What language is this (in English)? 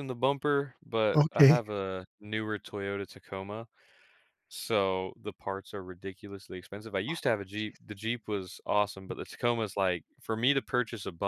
English